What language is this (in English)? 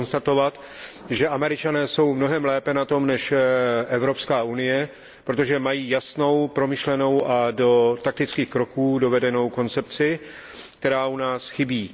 Czech